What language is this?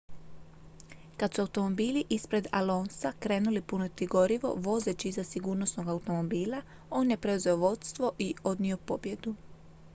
Croatian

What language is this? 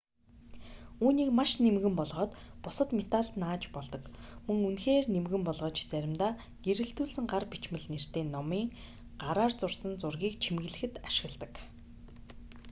Mongolian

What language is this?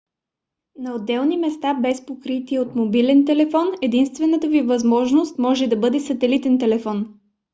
Bulgarian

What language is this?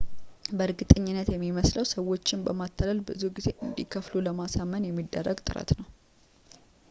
Amharic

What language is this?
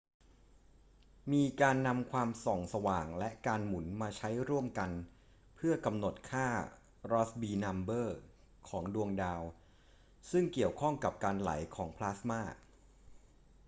Thai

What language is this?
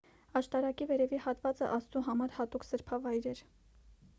Armenian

